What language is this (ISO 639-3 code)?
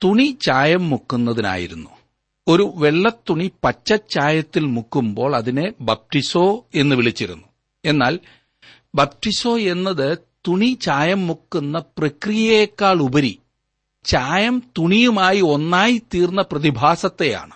mal